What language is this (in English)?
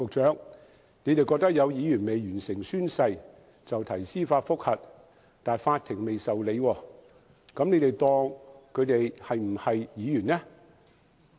Cantonese